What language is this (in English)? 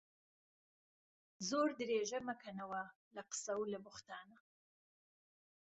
Central Kurdish